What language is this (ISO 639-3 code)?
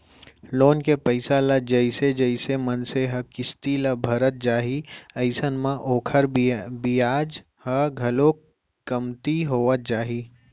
hne